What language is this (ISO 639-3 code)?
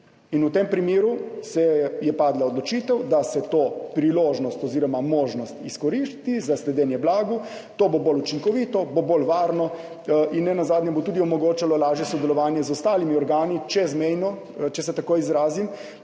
slv